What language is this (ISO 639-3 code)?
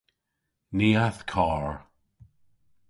cor